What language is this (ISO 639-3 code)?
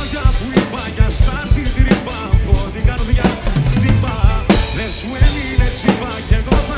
ell